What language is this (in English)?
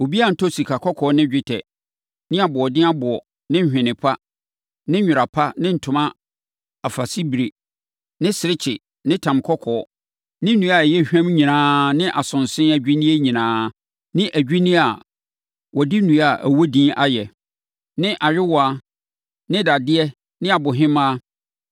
Akan